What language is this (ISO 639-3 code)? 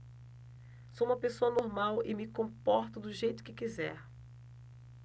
por